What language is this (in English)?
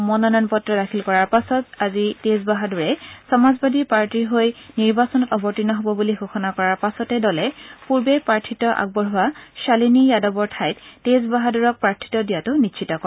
Assamese